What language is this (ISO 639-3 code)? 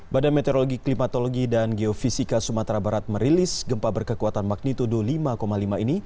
ind